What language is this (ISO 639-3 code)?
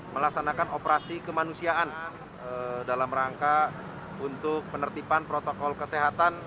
ind